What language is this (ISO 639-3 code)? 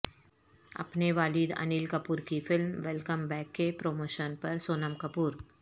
urd